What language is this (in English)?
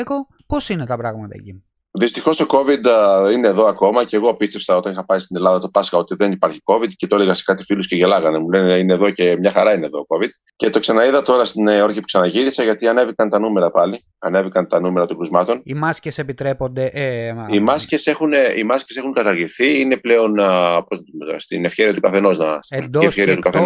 Greek